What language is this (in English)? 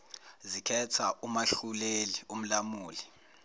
Zulu